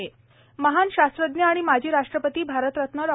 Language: Marathi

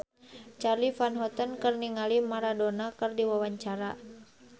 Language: Sundanese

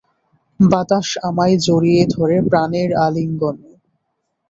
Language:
Bangla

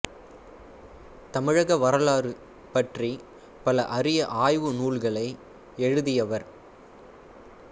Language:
Tamil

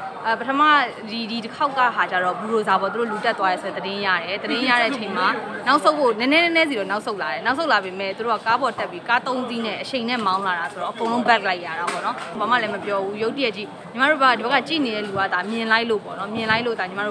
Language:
Thai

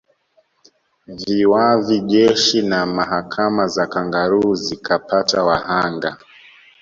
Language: Swahili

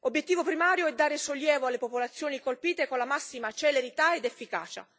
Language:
Italian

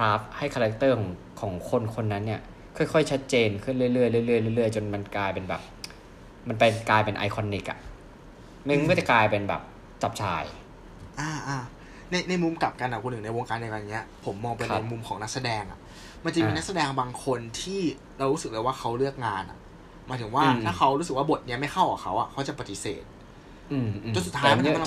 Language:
Thai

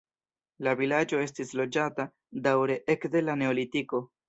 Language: Esperanto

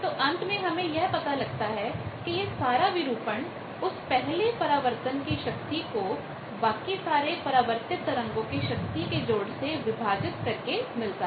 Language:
Hindi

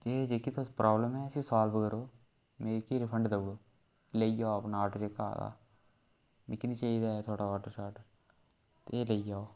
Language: Dogri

